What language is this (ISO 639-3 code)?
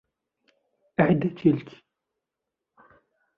ara